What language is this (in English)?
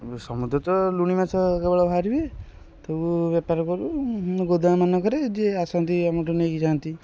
Odia